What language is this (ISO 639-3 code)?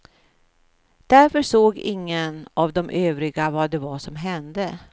swe